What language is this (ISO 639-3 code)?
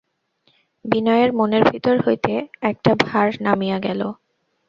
ben